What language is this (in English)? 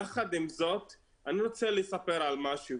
Hebrew